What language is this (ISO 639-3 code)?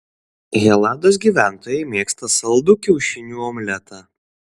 lit